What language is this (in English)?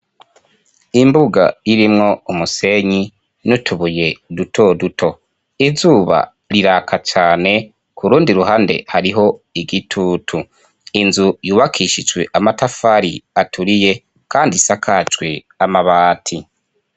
Rundi